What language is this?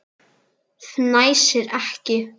Icelandic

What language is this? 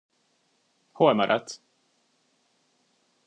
Hungarian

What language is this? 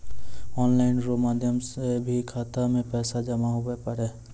Maithili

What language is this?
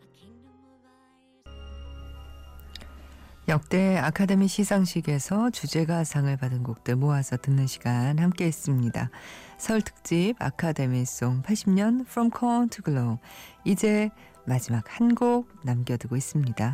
Korean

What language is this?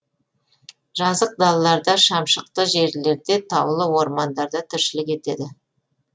Kazakh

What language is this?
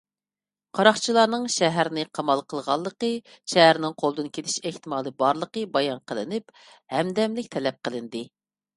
Uyghur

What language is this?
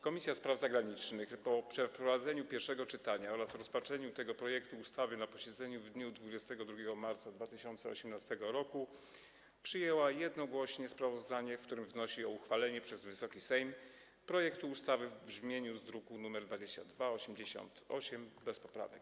Polish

